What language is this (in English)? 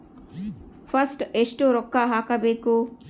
Kannada